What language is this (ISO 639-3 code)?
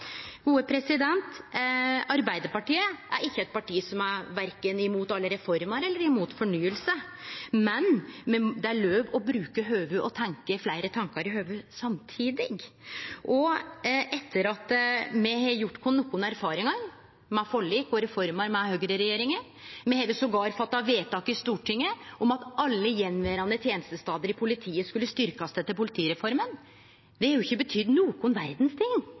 nno